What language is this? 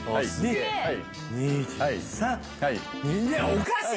Japanese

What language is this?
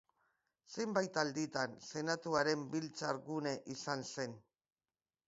Basque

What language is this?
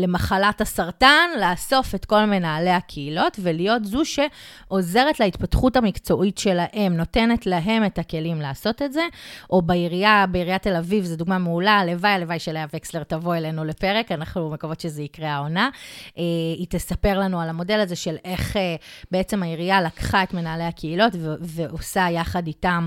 Hebrew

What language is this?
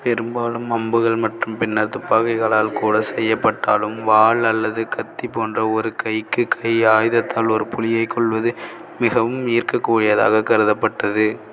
Tamil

